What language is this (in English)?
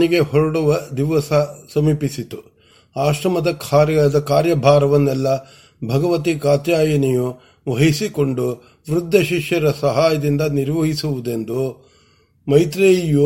Kannada